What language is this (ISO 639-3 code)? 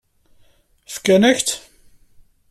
kab